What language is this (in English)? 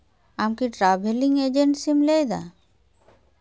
Santali